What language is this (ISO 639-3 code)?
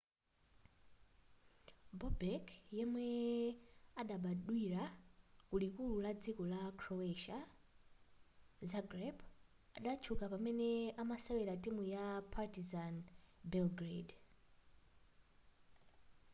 nya